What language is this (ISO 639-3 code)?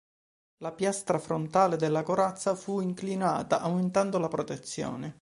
ita